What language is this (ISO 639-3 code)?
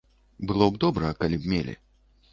bel